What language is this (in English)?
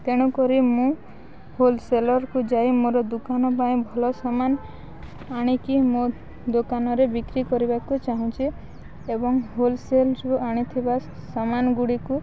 Odia